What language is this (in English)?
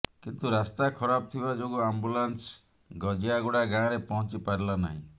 Odia